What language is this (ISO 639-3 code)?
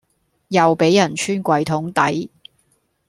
yue